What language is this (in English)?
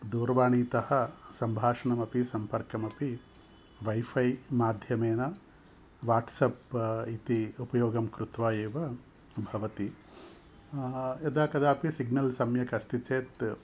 Sanskrit